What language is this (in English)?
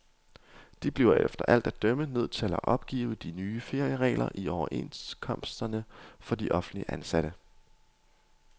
Danish